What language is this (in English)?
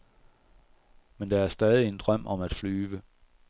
Danish